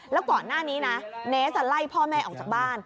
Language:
Thai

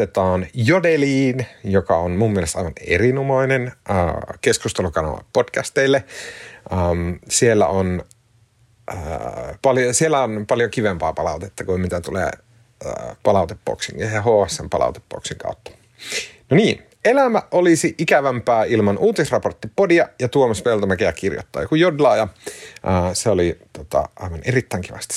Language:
Finnish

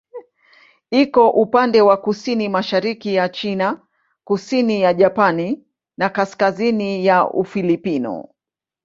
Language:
Swahili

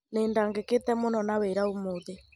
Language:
Kikuyu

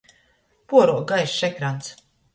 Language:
Latgalian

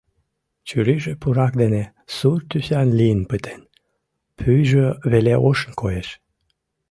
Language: Mari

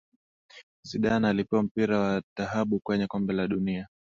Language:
Swahili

